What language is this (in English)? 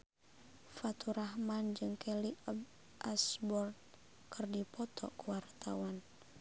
Sundanese